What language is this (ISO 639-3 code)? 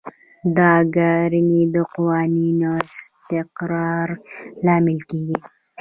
pus